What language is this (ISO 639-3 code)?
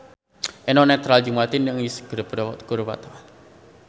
sun